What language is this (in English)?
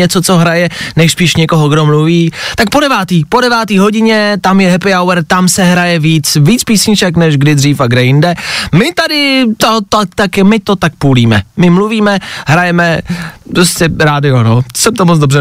Czech